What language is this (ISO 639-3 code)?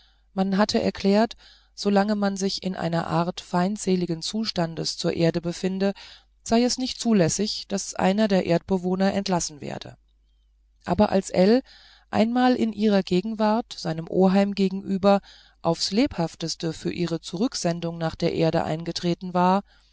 deu